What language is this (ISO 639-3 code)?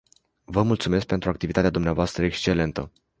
ron